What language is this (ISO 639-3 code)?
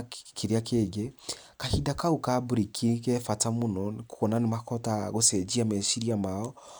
kik